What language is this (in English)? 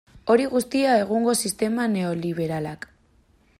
Basque